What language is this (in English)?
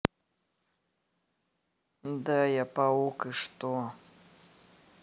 Russian